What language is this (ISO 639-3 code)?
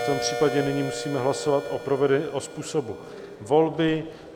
ces